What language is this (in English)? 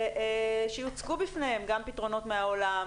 Hebrew